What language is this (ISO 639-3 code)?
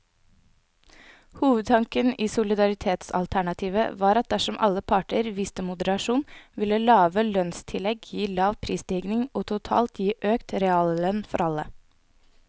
nor